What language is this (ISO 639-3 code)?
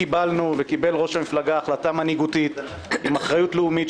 heb